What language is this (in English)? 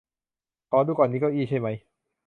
Thai